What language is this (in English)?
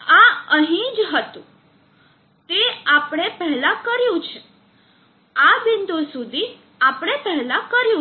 Gujarati